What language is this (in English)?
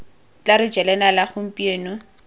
Tswana